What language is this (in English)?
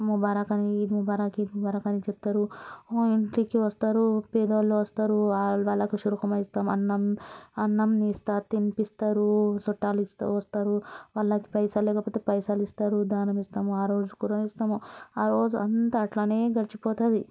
Telugu